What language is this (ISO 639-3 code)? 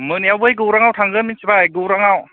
brx